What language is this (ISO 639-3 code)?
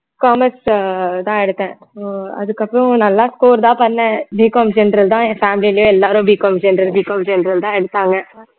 tam